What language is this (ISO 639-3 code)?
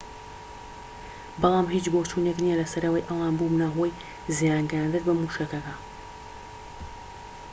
ckb